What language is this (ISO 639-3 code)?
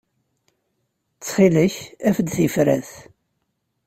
kab